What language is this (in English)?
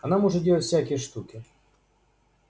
Russian